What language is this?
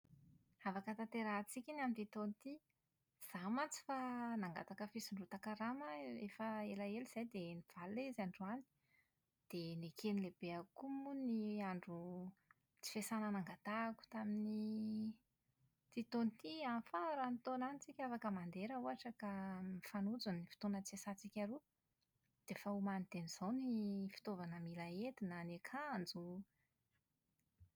Malagasy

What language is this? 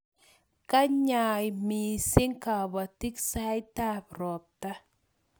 Kalenjin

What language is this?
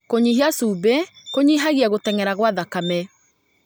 Kikuyu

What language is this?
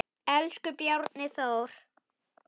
Icelandic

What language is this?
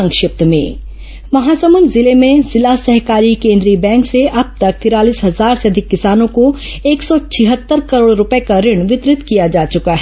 Hindi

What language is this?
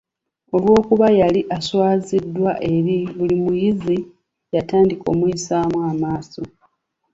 Ganda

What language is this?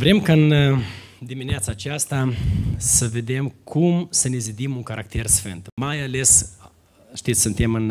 Romanian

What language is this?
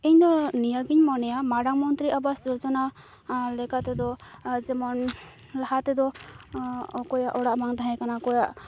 Santali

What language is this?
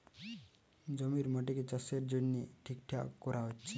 Bangla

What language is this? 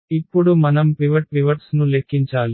Telugu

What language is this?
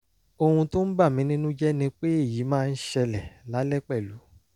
Yoruba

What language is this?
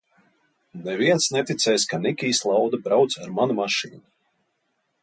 Latvian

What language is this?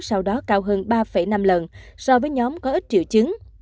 Vietnamese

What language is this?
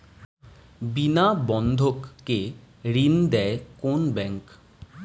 Bangla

